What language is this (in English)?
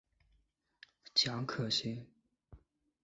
Chinese